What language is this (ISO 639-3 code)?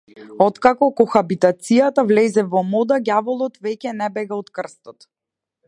mkd